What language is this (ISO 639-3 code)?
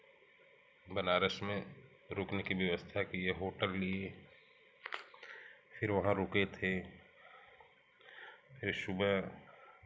hin